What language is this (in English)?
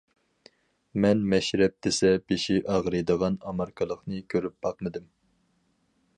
Uyghur